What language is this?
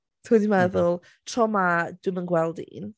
Welsh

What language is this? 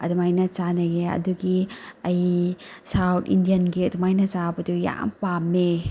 Manipuri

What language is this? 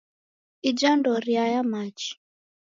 Taita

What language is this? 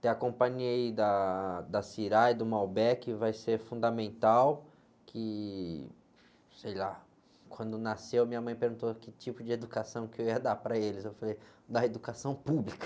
Portuguese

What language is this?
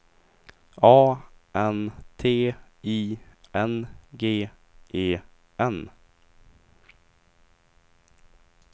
Swedish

